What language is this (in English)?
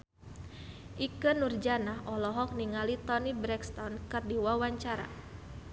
Sundanese